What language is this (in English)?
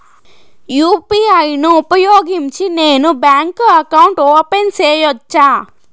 Telugu